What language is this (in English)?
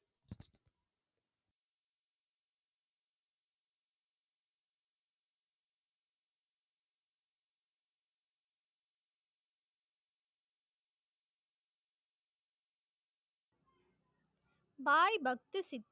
Tamil